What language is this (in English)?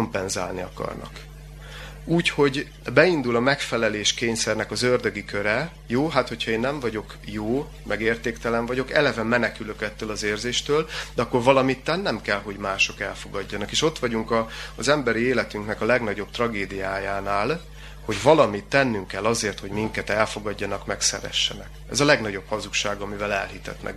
Hungarian